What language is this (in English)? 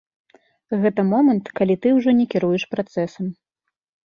Belarusian